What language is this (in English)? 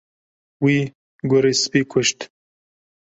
Kurdish